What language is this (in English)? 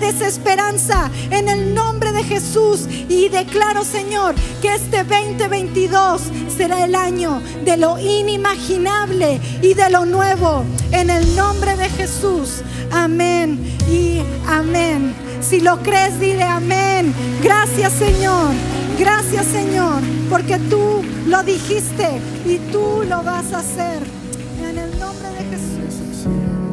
Spanish